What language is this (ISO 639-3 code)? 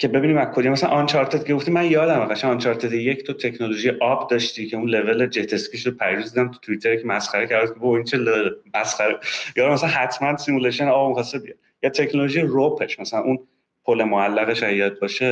fas